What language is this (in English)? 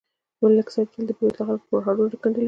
Pashto